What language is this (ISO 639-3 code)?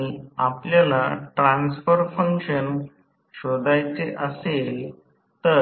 mar